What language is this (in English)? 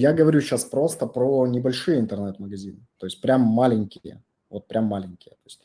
Russian